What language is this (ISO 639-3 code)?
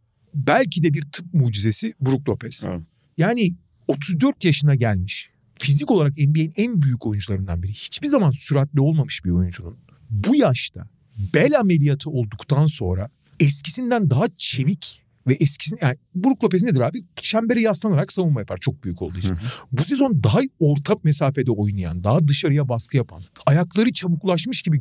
tur